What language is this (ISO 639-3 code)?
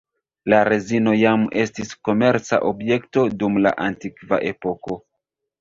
epo